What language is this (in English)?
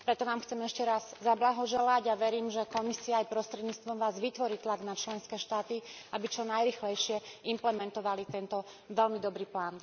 Slovak